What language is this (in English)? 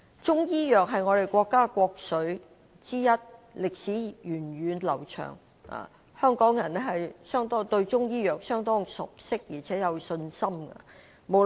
Cantonese